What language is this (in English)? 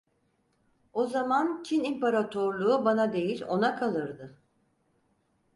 Turkish